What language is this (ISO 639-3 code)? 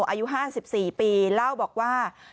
tha